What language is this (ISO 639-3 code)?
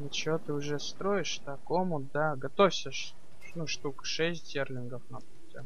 rus